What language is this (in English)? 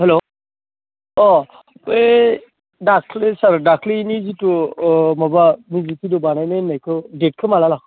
Bodo